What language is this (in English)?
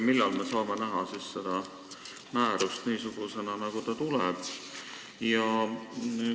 Estonian